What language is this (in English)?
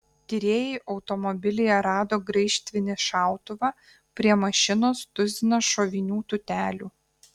Lithuanian